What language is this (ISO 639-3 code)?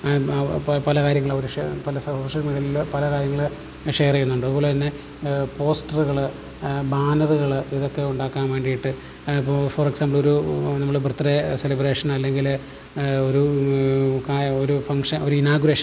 mal